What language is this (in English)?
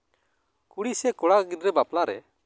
Santali